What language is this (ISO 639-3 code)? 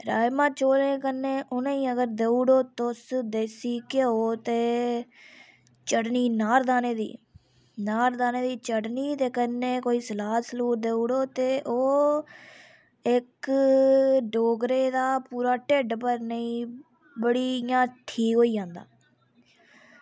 doi